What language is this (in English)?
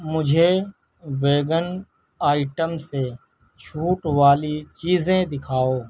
Urdu